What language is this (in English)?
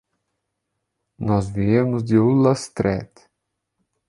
Portuguese